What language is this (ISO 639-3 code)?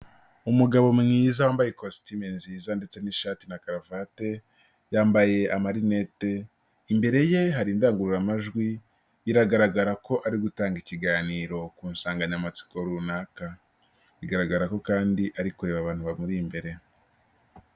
kin